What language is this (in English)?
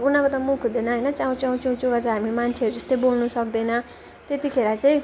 Nepali